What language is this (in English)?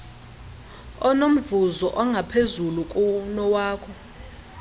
Xhosa